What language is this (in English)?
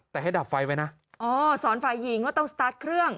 Thai